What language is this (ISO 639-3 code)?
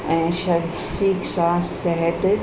snd